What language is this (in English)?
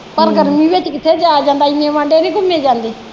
Punjabi